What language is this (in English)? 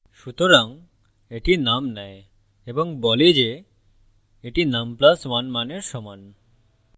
Bangla